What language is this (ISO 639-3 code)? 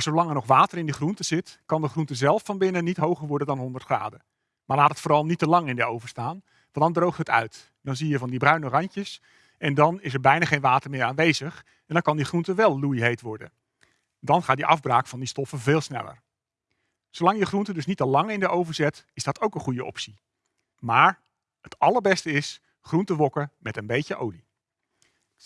nld